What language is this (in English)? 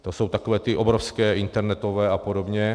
Czech